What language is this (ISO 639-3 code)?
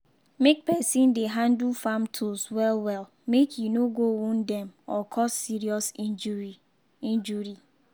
pcm